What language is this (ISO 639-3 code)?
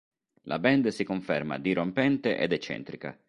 ita